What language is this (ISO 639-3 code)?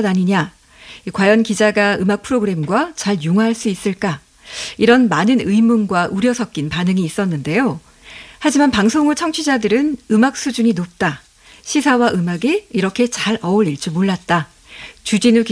kor